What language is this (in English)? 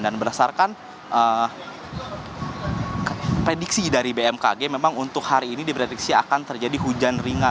Indonesian